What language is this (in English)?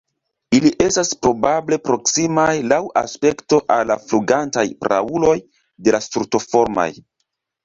Esperanto